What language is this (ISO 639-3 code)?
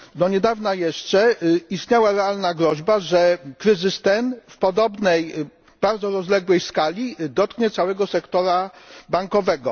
pol